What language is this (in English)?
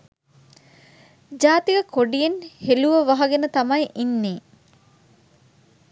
Sinhala